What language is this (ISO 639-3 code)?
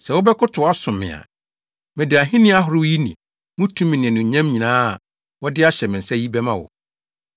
aka